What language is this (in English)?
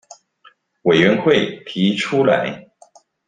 Chinese